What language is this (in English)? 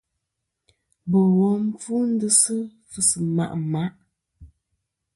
Kom